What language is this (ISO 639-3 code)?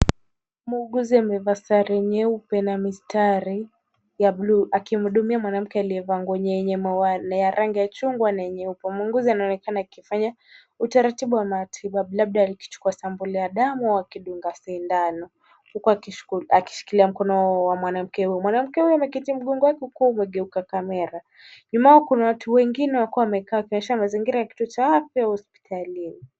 swa